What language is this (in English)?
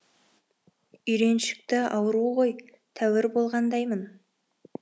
Kazakh